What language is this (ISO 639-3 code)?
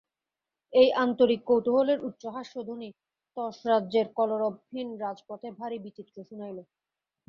ben